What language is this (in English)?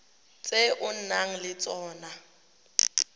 Tswana